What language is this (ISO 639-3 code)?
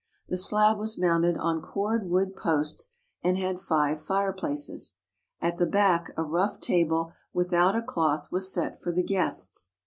eng